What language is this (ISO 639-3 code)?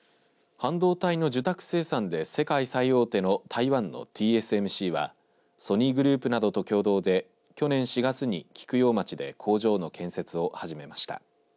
jpn